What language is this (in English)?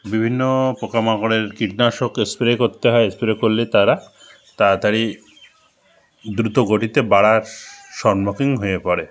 Bangla